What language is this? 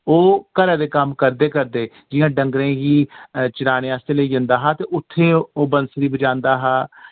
Dogri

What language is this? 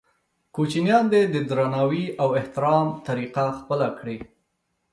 Pashto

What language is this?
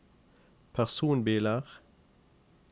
Norwegian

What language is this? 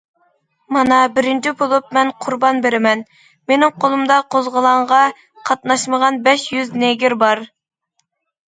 Uyghur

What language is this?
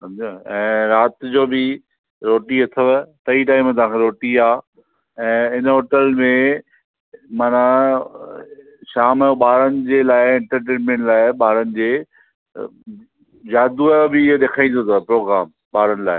Sindhi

